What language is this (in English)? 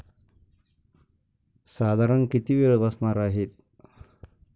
Marathi